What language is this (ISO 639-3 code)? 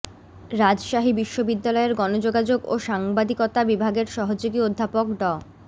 ben